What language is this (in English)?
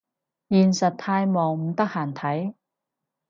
Cantonese